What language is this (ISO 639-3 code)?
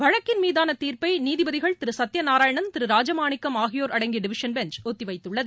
tam